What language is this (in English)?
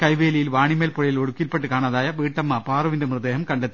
Malayalam